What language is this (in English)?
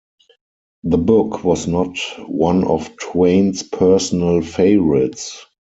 English